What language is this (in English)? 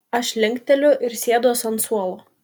Lithuanian